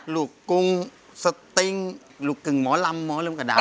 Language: Thai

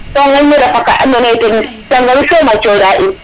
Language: Serer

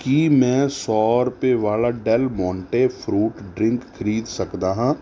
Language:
Punjabi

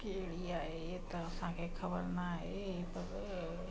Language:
Sindhi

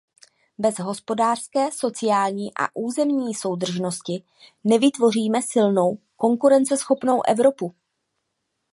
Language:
Czech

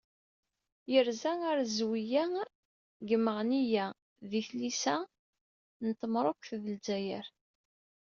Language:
Kabyle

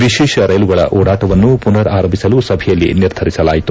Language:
Kannada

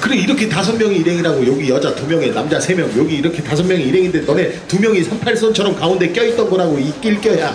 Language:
Korean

